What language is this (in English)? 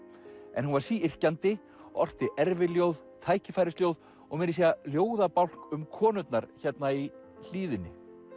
Icelandic